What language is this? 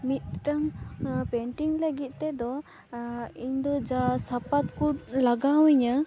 Santali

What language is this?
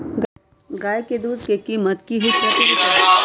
Magahi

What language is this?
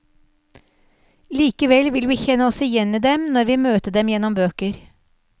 Norwegian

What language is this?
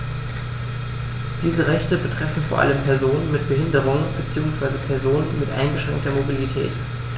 German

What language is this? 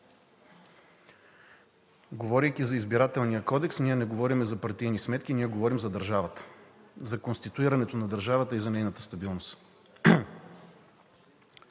Bulgarian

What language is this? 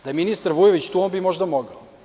Serbian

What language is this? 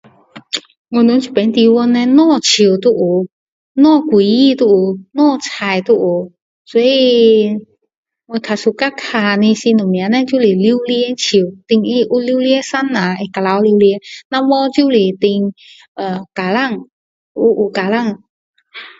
Min Dong Chinese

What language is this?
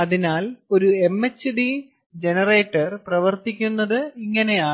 Malayalam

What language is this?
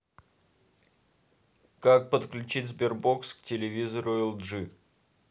Russian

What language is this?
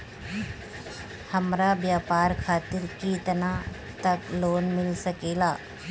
Bhojpuri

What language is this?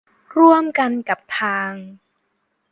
Thai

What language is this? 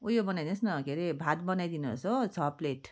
Nepali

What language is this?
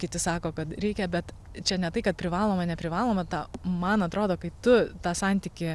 Lithuanian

